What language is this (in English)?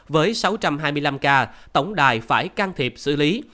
Vietnamese